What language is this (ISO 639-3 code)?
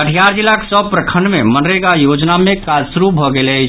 mai